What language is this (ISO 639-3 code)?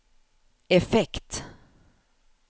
swe